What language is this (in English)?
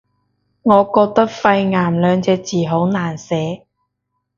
Cantonese